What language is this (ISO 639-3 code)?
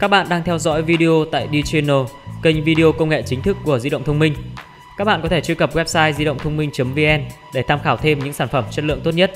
vie